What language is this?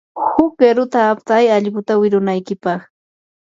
Yanahuanca Pasco Quechua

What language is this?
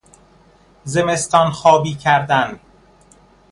Persian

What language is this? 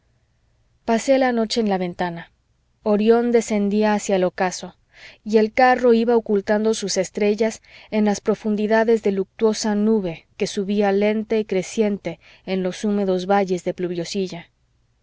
Spanish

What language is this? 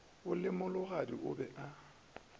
Northern Sotho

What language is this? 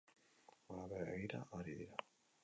Basque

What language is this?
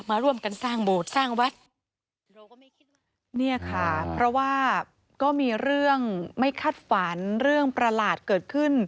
Thai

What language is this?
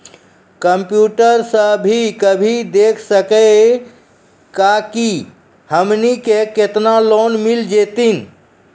Maithili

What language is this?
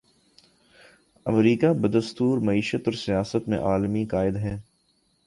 Urdu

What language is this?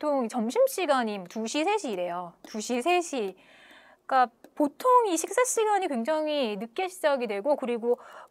Korean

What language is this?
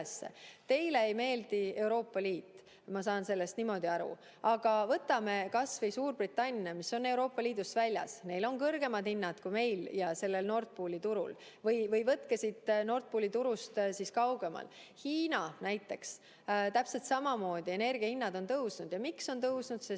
Estonian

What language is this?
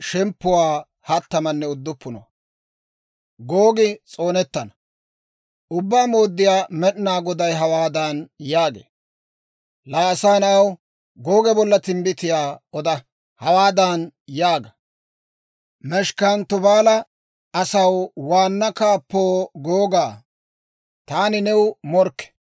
Dawro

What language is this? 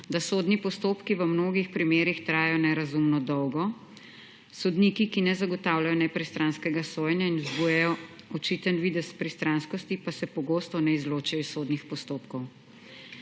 Slovenian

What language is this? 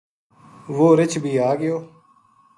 Gujari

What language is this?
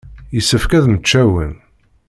Kabyle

